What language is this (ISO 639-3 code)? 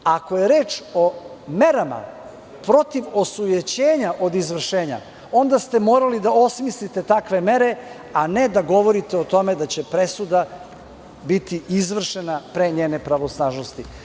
srp